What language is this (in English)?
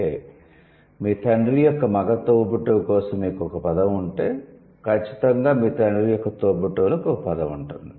Telugu